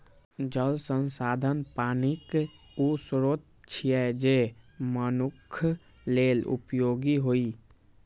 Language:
Maithili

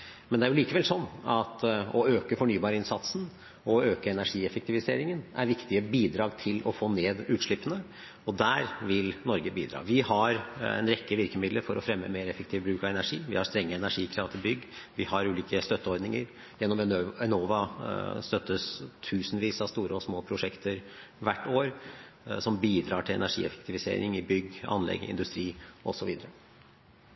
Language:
Norwegian Bokmål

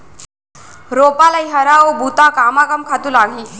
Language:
Chhattisgarhi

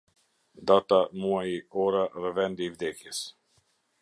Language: Albanian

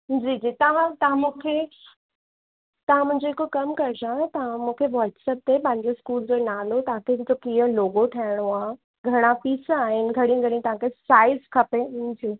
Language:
Sindhi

